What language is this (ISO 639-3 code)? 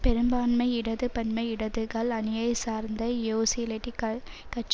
tam